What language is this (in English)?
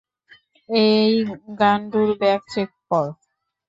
Bangla